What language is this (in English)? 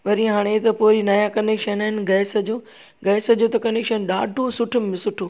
Sindhi